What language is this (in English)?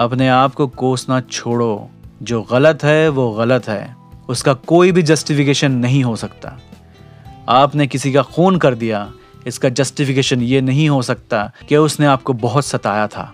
Hindi